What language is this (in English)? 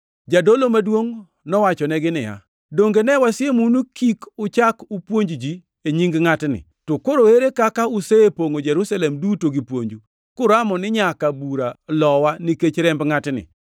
Luo (Kenya and Tanzania)